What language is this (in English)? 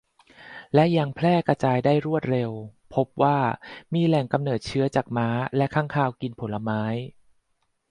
Thai